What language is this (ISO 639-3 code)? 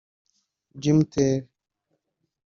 kin